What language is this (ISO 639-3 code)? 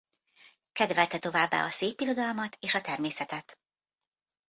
hun